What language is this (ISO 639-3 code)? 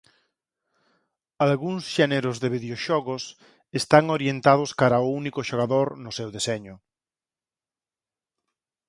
glg